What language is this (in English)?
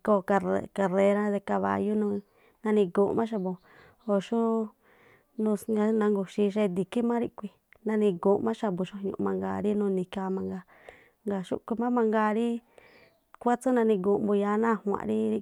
Tlacoapa Me'phaa